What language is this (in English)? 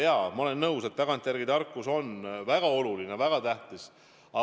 Estonian